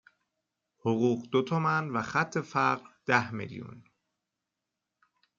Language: Persian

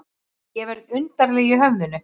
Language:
Icelandic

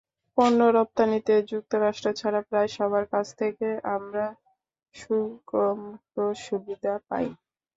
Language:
Bangla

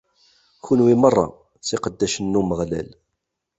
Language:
Kabyle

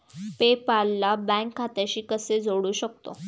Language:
Marathi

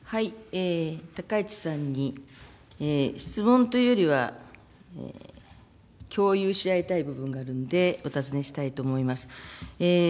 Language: Japanese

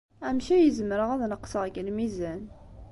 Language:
Kabyle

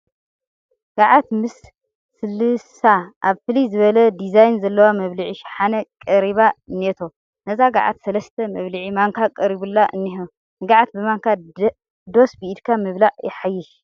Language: Tigrinya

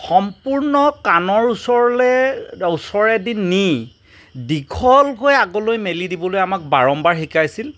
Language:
Assamese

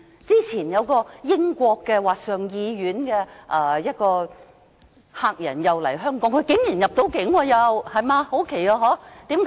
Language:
Cantonese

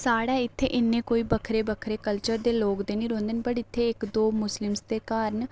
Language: Dogri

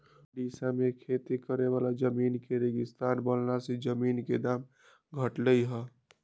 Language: Magahi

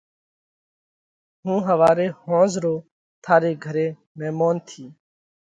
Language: Parkari Koli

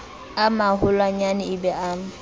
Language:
Southern Sotho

